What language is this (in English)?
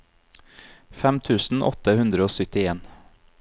Norwegian